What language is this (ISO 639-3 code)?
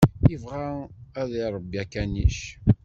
kab